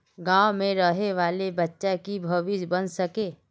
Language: Magahi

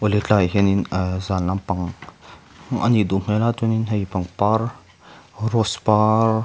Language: Mizo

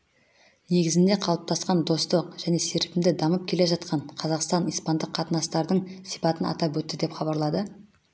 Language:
Kazakh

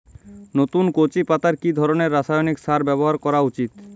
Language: Bangla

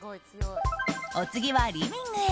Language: Japanese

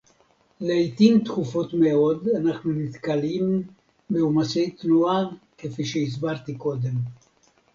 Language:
Hebrew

